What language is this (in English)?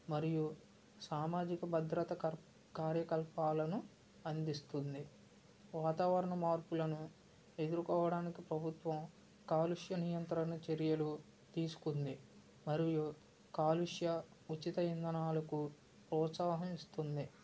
Telugu